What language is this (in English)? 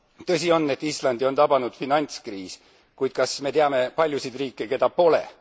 Estonian